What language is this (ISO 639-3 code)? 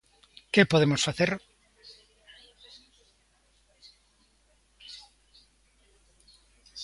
glg